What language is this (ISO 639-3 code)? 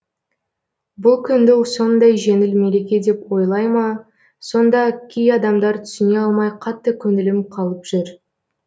kaz